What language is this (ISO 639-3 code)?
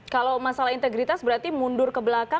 ind